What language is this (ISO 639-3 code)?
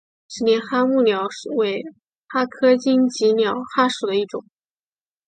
zho